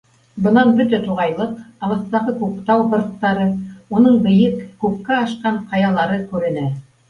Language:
Bashkir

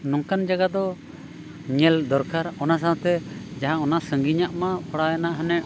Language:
Santali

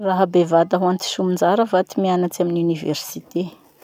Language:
Masikoro Malagasy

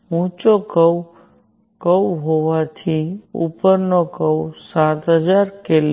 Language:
Gujarati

